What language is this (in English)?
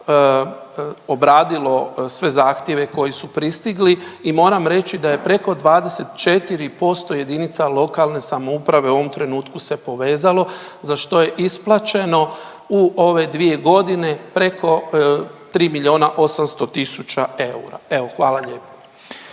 Croatian